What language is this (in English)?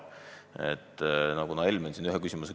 Estonian